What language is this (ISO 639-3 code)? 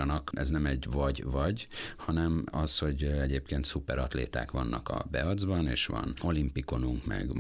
hun